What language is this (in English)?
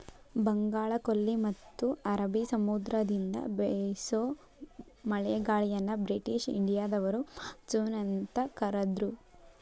Kannada